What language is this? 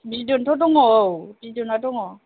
Bodo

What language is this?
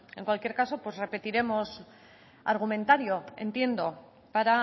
Spanish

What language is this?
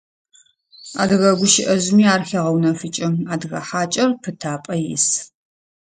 Adyghe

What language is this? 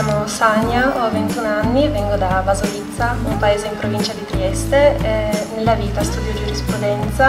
Italian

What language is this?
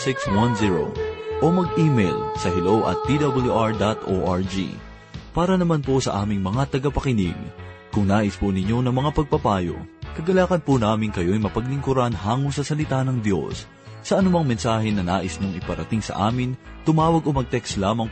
Filipino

